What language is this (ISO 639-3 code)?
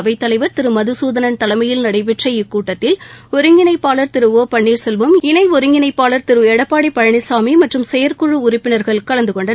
tam